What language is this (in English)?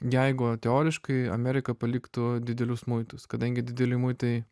Lithuanian